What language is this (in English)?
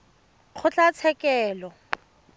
Tswana